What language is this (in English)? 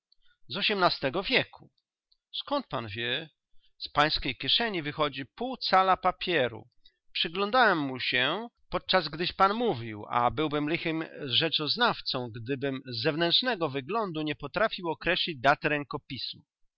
Polish